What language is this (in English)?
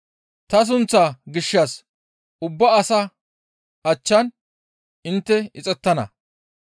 Gamo